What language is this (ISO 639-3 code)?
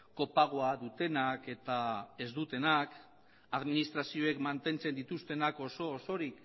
eus